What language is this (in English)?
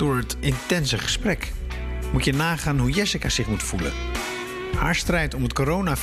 Dutch